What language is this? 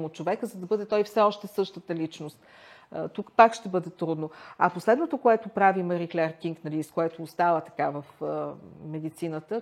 Bulgarian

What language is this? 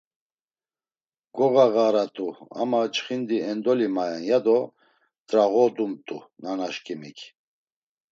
Laz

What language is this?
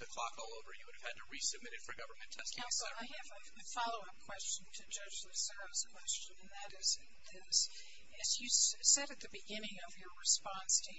English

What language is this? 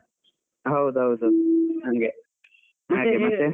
Kannada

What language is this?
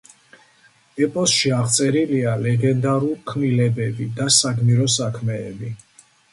Georgian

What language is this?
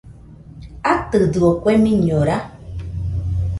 Nüpode Huitoto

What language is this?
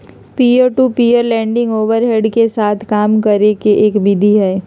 Magahi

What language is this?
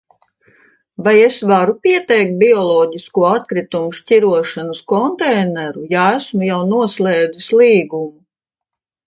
Latvian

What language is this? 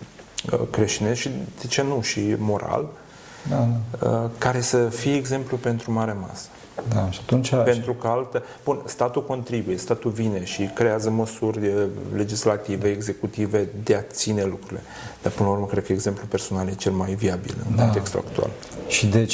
Romanian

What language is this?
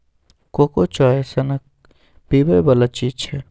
Maithili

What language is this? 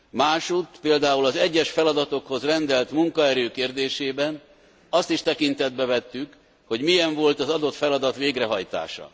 Hungarian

